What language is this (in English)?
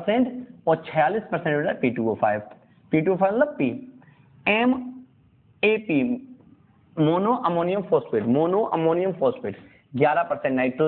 Hindi